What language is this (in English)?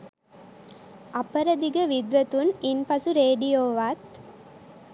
Sinhala